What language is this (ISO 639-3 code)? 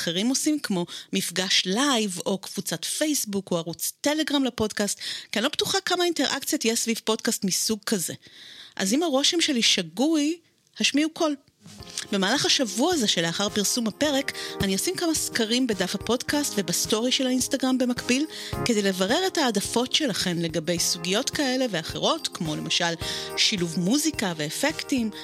heb